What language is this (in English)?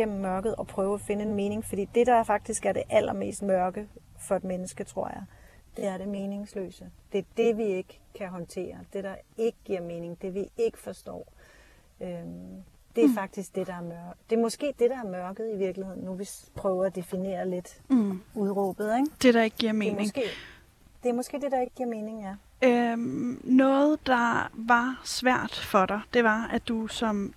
Danish